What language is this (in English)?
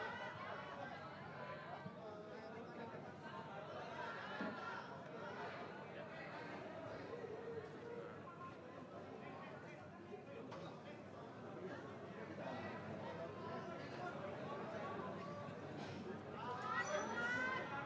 Indonesian